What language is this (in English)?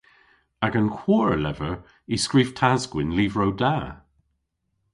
Cornish